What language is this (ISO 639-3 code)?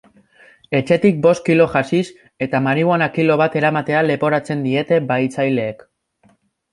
eus